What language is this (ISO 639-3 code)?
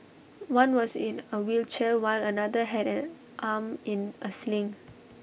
eng